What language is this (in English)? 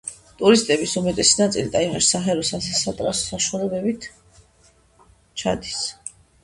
Georgian